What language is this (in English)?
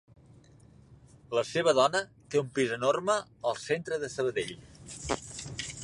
Catalan